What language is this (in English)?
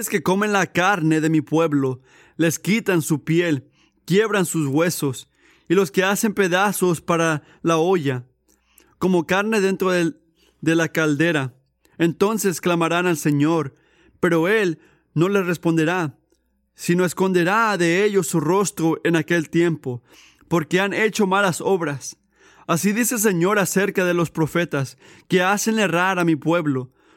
Spanish